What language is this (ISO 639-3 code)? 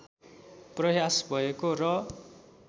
nep